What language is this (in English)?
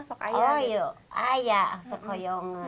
Indonesian